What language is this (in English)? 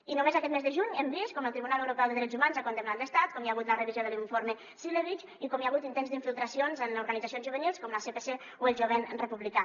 Catalan